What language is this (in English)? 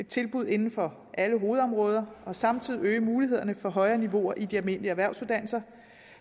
Danish